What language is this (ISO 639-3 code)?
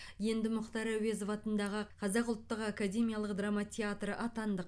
kaz